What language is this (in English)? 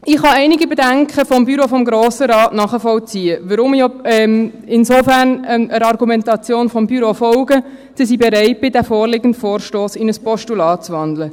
Swiss German